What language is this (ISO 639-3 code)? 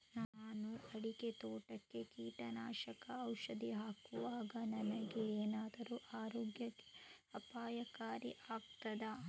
kan